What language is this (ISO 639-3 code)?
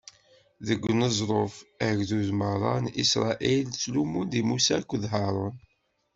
kab